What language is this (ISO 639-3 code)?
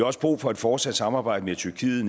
dan